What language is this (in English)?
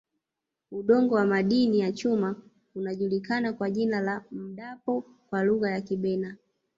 Swahili